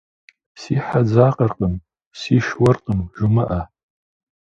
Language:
Kabardian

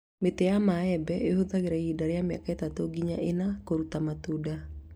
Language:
Kikuyu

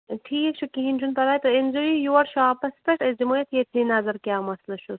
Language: Kashmiri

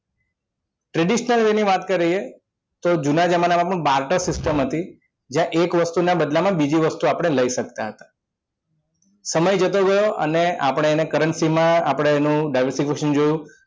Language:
Gujarati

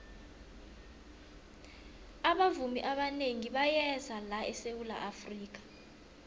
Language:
South Ndebele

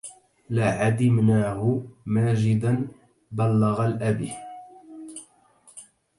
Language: Arabic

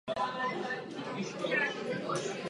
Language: Czech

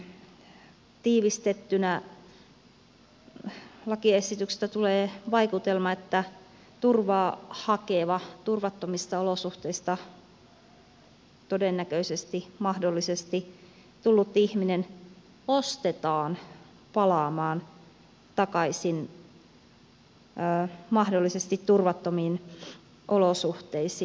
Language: Finnish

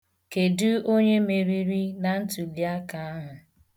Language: Igbo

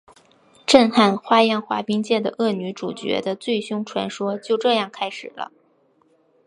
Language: Chinese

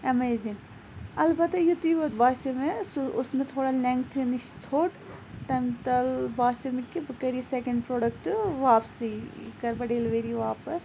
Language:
Kashmiri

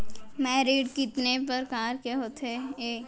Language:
Chhattisgarhi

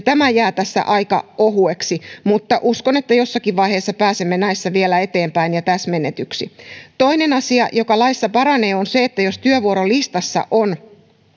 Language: Finnish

